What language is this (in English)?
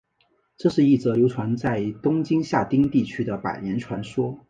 Chinese